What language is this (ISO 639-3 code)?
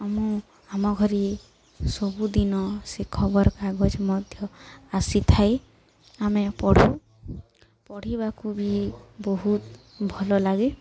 ori